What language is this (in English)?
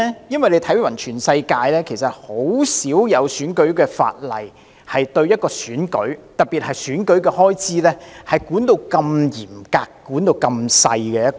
Cantonese